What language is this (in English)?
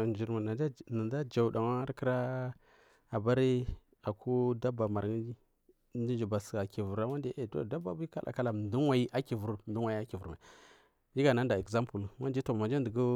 Marghi South